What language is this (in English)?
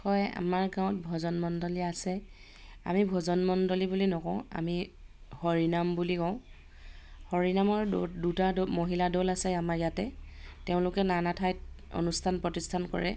Assamese